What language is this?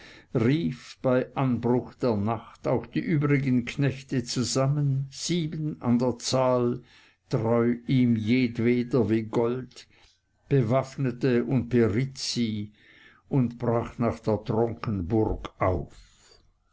German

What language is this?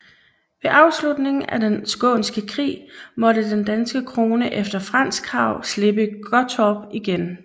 Danish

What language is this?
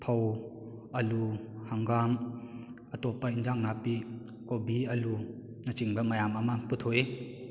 Manipuri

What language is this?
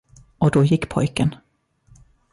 Swedish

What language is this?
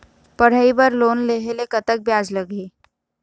Chhattisgarhi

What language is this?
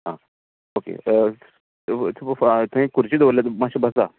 Konkani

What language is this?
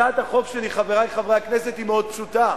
Hebrew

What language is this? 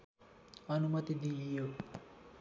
Nepali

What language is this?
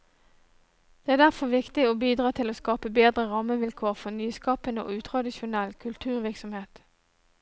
Norwegian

